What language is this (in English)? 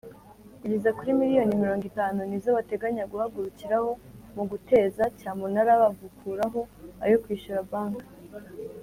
Kinyarwanda